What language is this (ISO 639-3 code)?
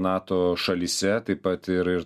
lit